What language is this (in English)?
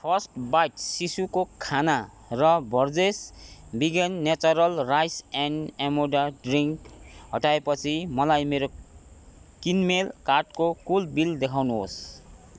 Nepali